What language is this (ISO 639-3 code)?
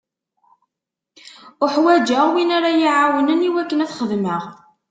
kab